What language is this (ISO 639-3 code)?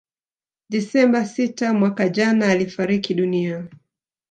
swa